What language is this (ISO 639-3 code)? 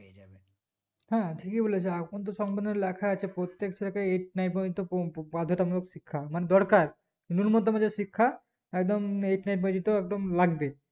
ben